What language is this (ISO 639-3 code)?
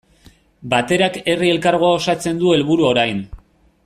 eus